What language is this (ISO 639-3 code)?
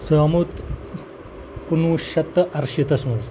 kas